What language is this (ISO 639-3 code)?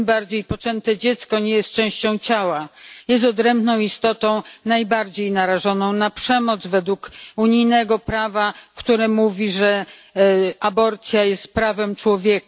pol